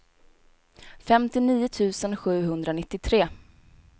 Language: Swedish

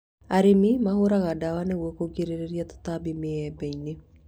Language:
Kikuyu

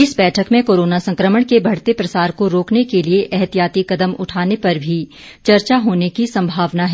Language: Hindi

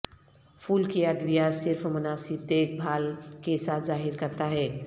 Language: Urdu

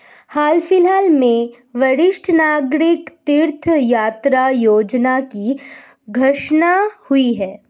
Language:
Hindi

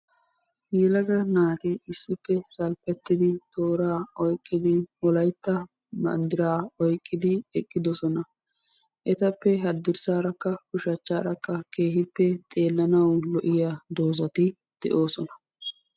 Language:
Wolaytta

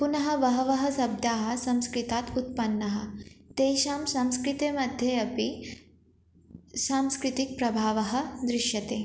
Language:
Sanskrit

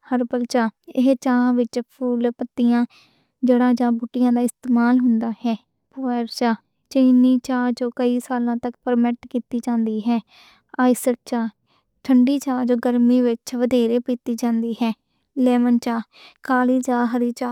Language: Western Panjabi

